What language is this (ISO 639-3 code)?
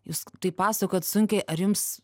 lit